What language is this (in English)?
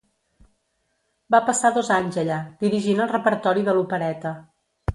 Catalan